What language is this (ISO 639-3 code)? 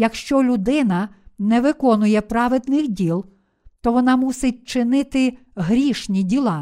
ukr